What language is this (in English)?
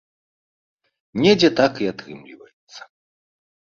Belarusian